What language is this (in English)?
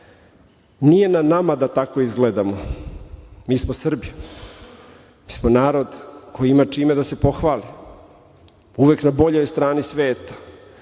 Serbian